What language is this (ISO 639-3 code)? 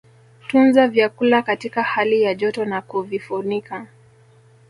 swa